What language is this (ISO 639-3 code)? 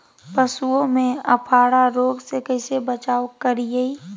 mag